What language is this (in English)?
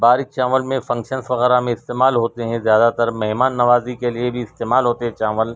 Urdu